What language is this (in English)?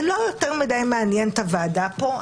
Hebrew